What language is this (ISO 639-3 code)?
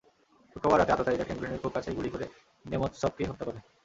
ben